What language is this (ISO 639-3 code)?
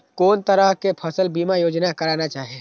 mai